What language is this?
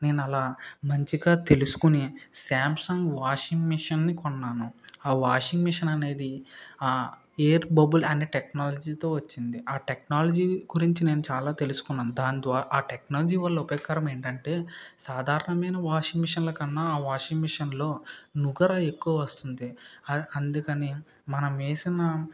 Telugu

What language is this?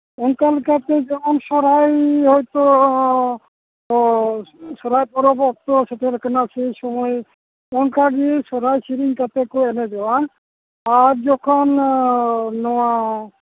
Santali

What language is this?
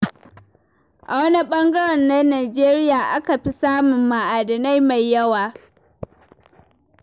Hausa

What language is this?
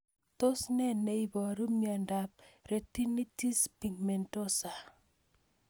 Kalenjin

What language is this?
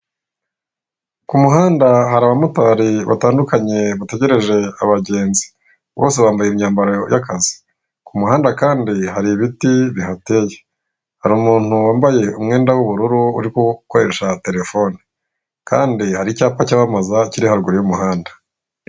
Kinyarwanda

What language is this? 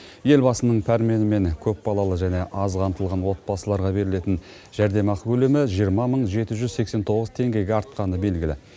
Kazakh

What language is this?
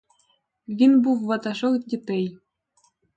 Ukrainian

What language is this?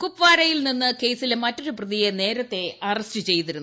Malayalam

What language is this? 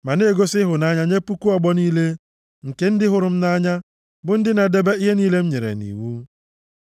Igbo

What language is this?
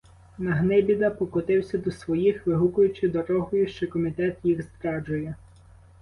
Ukrainian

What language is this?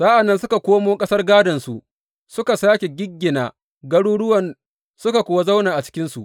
Hausa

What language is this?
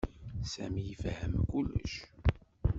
Kabyle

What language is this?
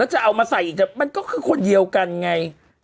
Thai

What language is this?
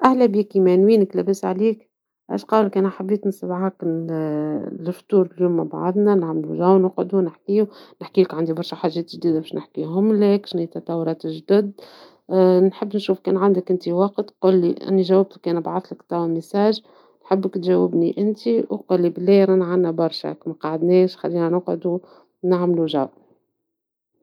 Tunisian Arabic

